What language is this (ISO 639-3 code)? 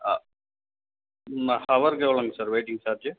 tam